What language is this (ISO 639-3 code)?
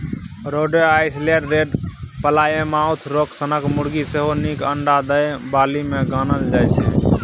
mai